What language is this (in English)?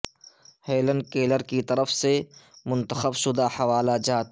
Urdu